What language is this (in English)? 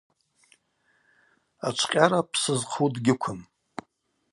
Abaza